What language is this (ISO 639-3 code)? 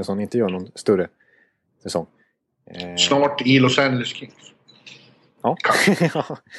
swe